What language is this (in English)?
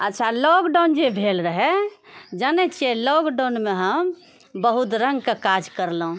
Maithili